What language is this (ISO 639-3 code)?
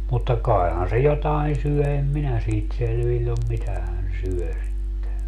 fin